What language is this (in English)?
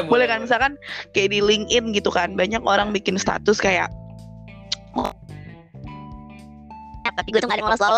Indonesian